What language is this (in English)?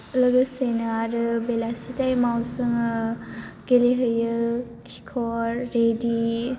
Bodo